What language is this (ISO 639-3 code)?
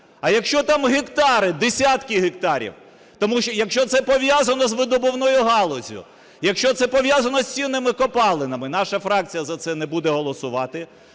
ukr